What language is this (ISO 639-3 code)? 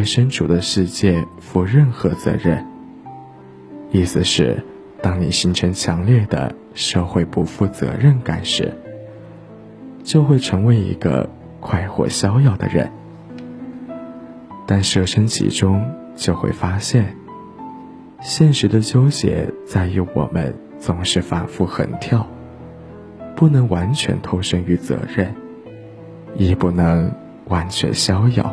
zho